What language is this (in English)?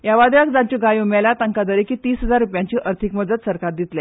Konkani